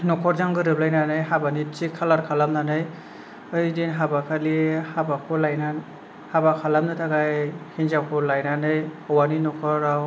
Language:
Bodo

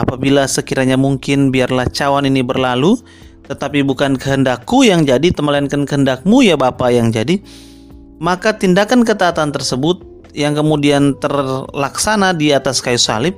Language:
Indonesian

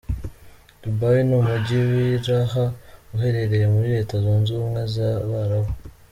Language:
Kinyarwanda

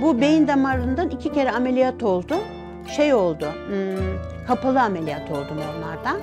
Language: Turkish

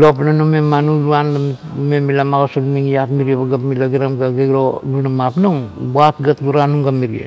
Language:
Kuot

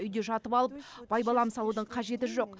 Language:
Kazakh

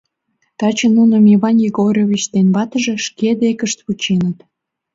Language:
Mari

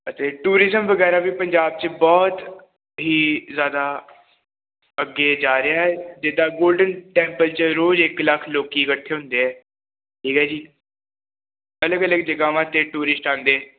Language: Punjabi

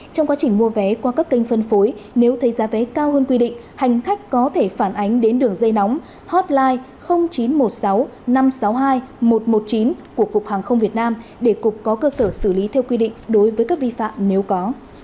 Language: Vietnamese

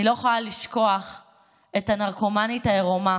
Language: Hebrew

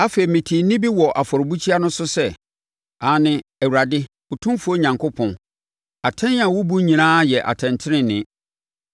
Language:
Akan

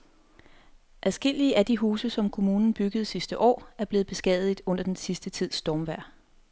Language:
Danish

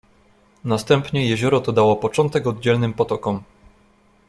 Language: Polish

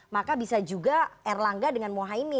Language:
Indonesian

